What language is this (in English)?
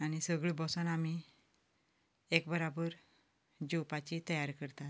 Konkani